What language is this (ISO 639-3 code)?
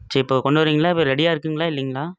tam